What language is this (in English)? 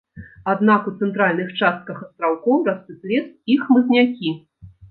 Belarusian